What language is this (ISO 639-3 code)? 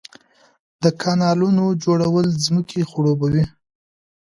pus